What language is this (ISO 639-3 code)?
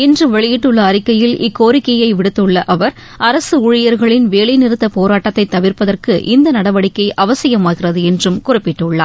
tam